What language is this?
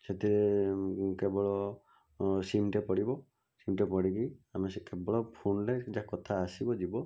Odia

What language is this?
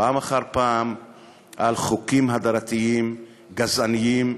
Hebrew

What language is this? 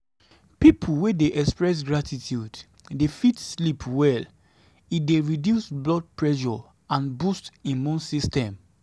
Nigerian Pidgin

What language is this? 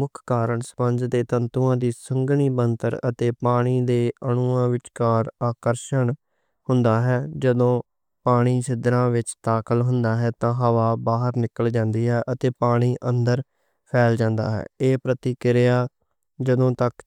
Western Panjabi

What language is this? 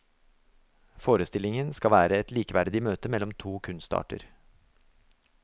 Norwegian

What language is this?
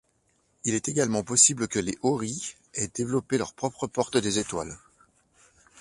French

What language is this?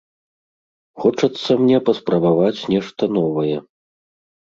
Belarusian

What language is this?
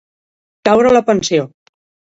Catalan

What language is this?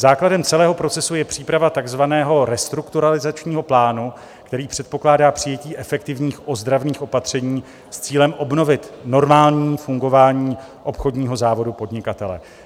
Czech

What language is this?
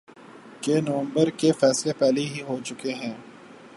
Urdu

